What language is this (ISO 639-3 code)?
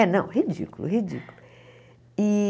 por